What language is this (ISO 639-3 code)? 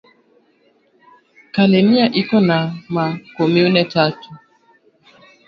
swa